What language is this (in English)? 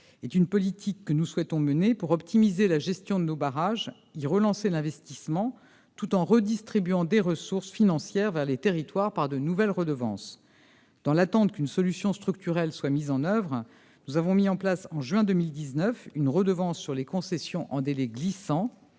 French